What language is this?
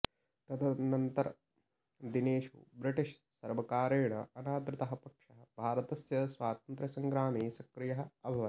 Sanskrit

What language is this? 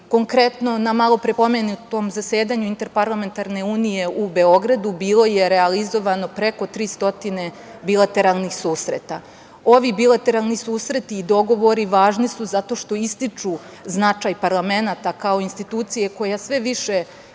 Serbian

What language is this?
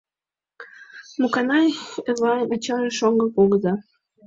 Mari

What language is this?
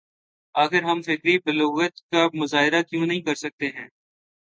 Urdu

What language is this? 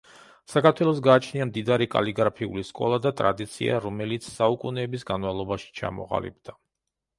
Georgian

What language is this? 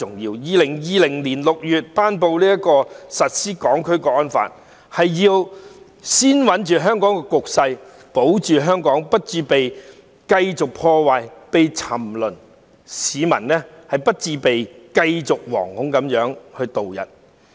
Cantonese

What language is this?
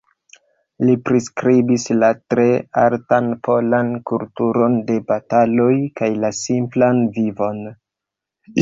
Esperanto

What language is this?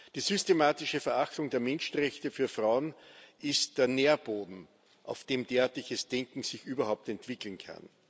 German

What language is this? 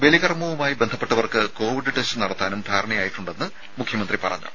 Malayalam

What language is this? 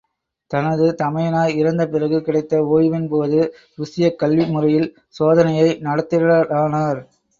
Tamil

